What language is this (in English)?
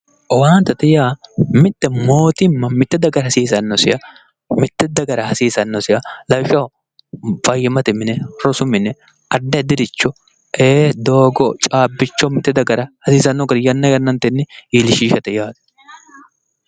Sidamo